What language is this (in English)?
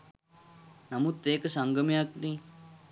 Sinhala